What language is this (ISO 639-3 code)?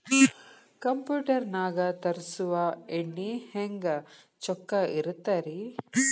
kan